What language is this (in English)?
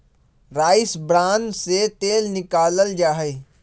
Magahi